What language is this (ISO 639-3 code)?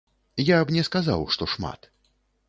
bel